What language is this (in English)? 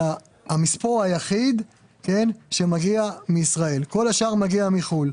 Hebrew